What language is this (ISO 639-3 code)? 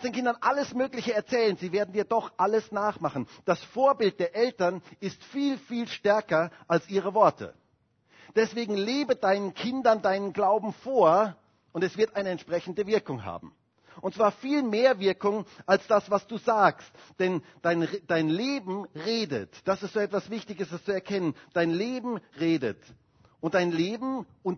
deu